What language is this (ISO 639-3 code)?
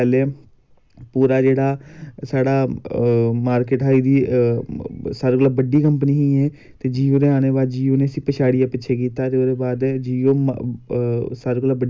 doi